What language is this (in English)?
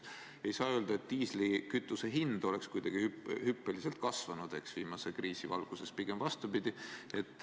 Estonian